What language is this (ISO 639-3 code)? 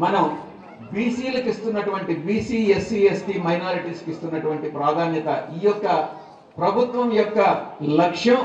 tel